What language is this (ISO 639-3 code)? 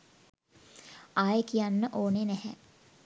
sin